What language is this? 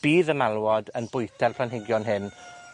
Welsh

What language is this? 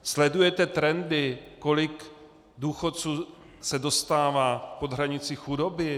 Czech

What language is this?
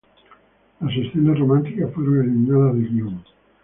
Spanish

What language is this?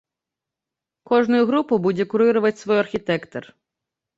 Belarusian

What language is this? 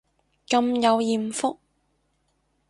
Cantonese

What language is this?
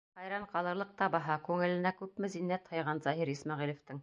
Bashkir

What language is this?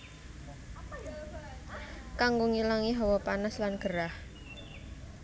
Javanese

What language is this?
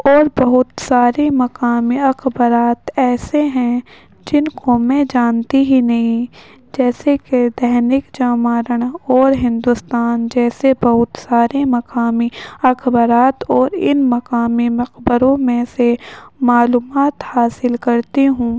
Urdu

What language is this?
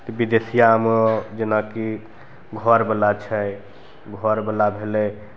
Maithili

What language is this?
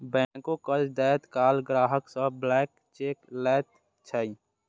Maithili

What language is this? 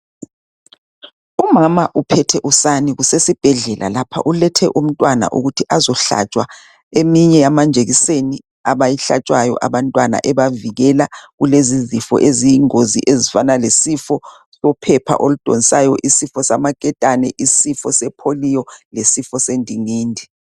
North Ndebele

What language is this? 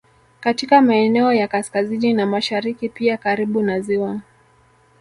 Swahili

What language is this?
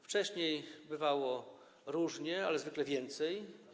Polish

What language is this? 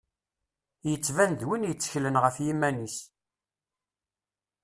Kabyle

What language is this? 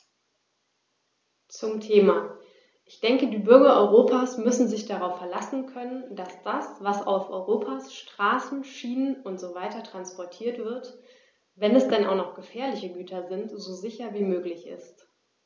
German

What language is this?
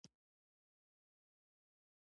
Pashto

